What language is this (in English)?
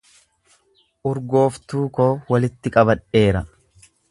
Oromo